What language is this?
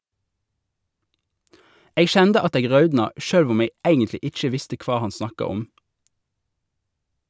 Norwegian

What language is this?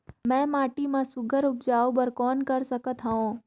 Chhattisgarhi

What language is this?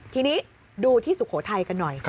Thai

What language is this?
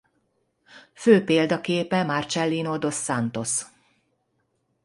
Hungarian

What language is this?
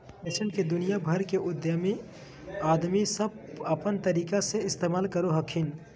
Magahi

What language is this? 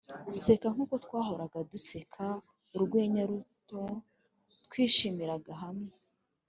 Kinyarwanda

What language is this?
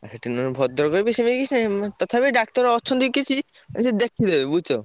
Odia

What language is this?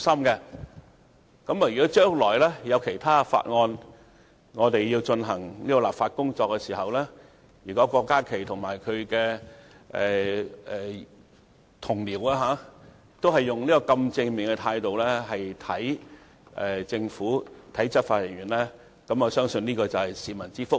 Cantonese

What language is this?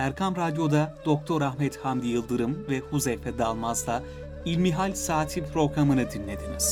Turkish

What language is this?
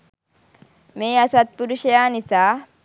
Sinhala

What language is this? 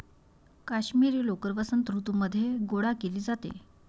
Marathi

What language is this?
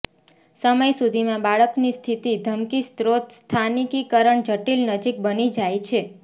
Gujarati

